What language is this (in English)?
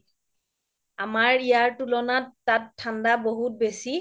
Assamese